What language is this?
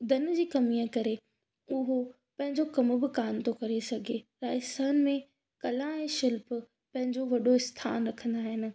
Sindhi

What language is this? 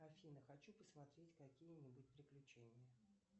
Russian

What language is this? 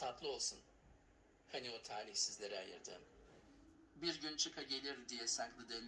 Turkish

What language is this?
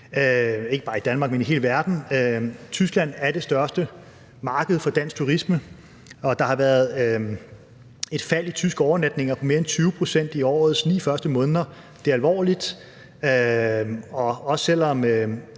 Danish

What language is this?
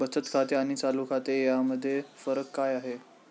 Marathi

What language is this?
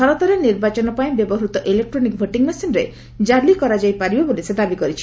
Odia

